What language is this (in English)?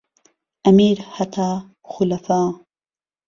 Central Kurdish